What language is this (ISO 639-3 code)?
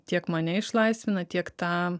lit